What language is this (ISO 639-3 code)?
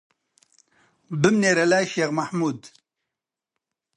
ckb